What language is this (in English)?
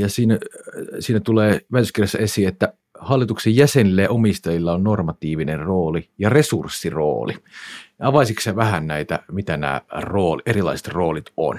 Finnish